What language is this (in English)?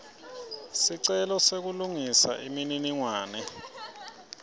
Swati